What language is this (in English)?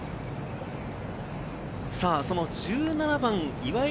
Japanese